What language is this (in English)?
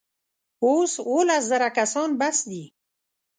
Pashto